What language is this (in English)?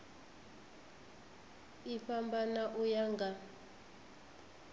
Venda